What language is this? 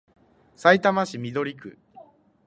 Japanese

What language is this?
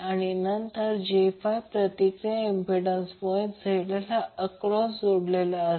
Marathi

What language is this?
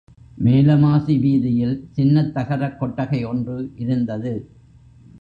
Tamil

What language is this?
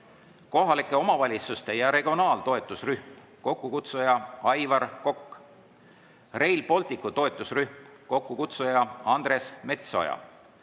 Estonian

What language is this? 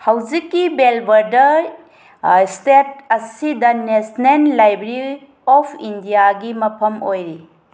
Manipuri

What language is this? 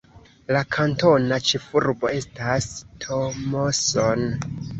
Esperanto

